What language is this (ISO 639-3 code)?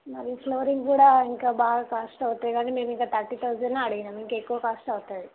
tel